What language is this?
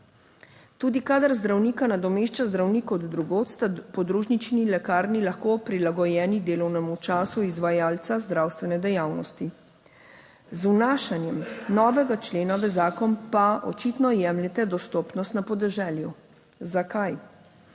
Slovenian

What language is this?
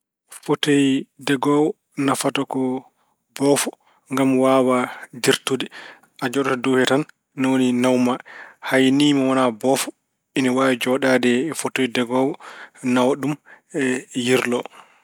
Fula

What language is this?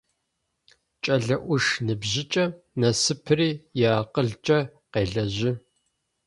Adyghe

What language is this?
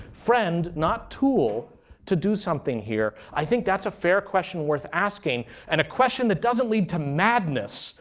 English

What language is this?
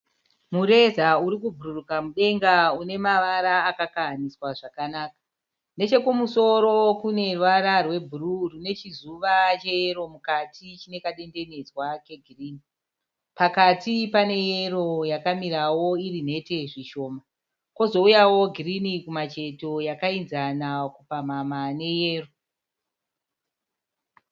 Shona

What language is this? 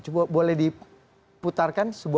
Indonesian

